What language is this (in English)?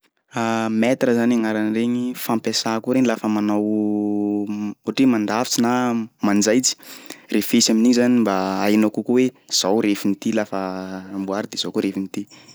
Sakalava Malagasy